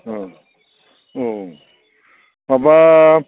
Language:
Bodo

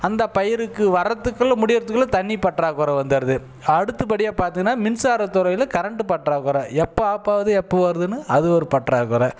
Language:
Tamil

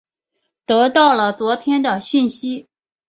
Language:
Chinese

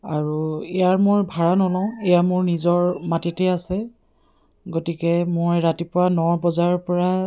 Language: Assamese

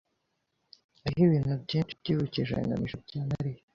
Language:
Kinyarwanda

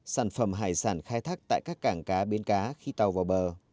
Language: Vietnamese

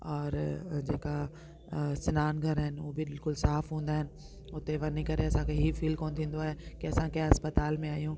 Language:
Sindhi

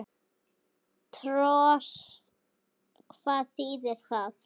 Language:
Icelandic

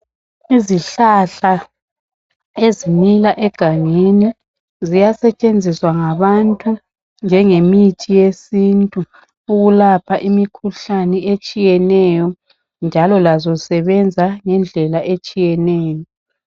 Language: North Ndebele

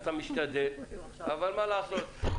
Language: Hebrew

